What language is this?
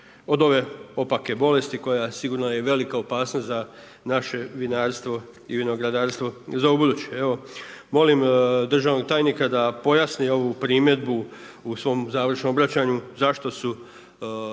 Croatian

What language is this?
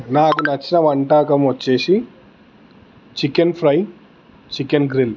Telugu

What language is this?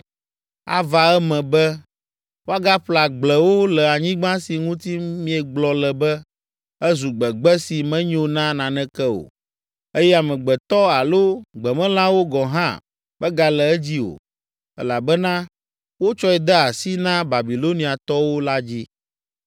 Ewe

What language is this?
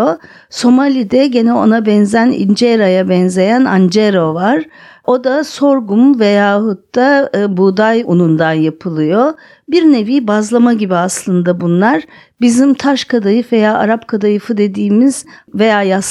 Turkish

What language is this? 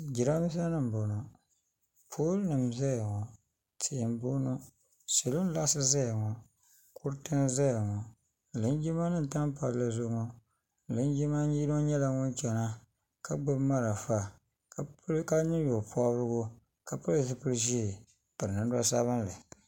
Dagbani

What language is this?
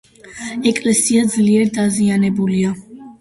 Georgian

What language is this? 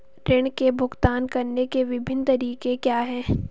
Hindi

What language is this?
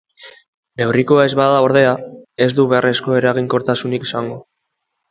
Basque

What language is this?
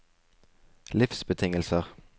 Norwegian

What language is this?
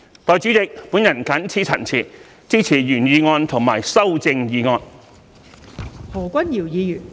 Cantonese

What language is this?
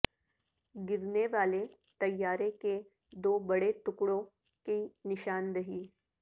Urdu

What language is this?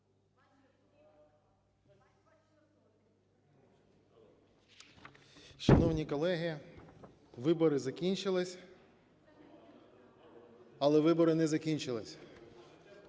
Ukrainian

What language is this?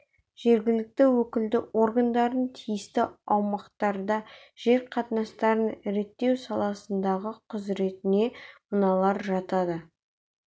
Kazakh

